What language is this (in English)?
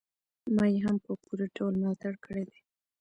Pashto